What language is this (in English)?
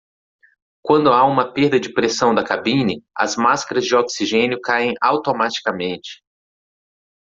Portuguese